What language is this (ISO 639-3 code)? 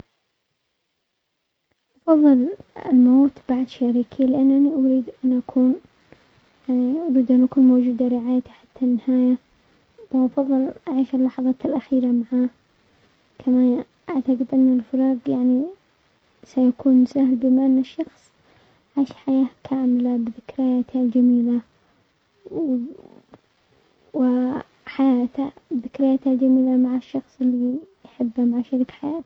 acx